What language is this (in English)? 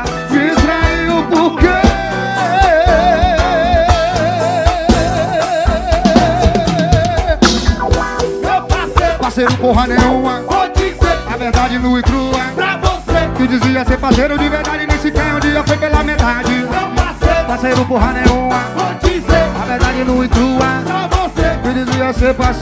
Portuguese